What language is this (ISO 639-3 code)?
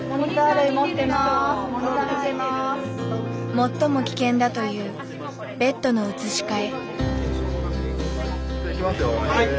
jpn